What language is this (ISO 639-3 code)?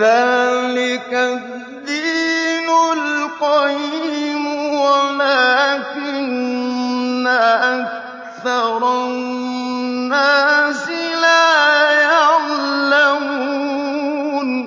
ara